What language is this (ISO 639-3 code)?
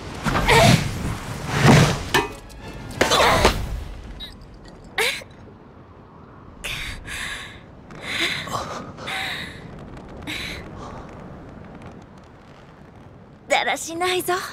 jpn